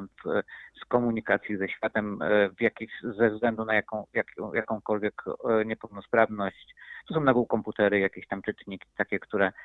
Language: Polish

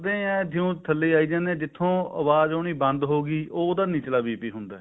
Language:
Punjabi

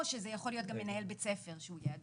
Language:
Hebrew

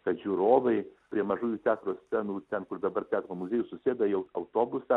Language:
Lithuanian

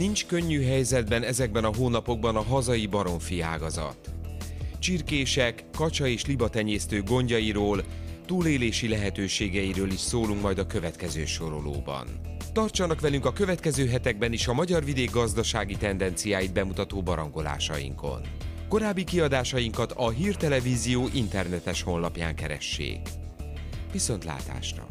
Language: Hungarian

